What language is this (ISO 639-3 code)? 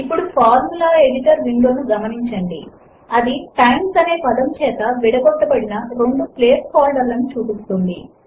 tel